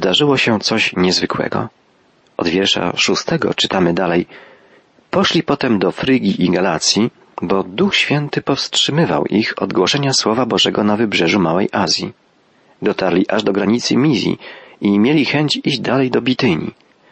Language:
Polish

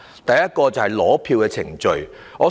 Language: Cantonese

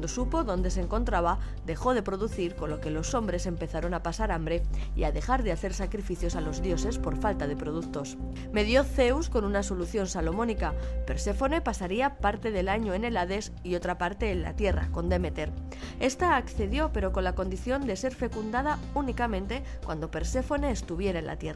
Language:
Spanish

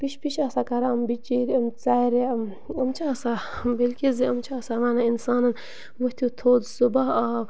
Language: Kashmiri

